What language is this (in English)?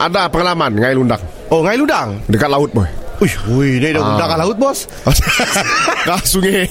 Malay